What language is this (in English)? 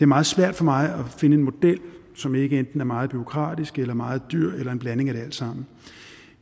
Danish